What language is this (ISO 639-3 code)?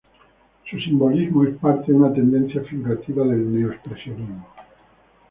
spa